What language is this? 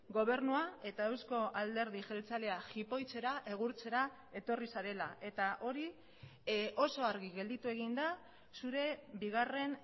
Basque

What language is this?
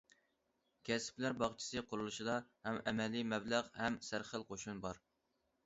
Uyghur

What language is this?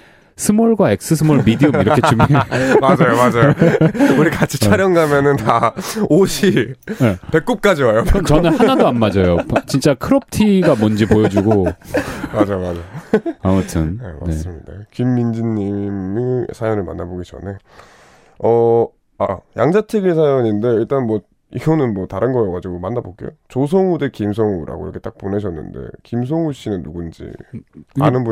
Korean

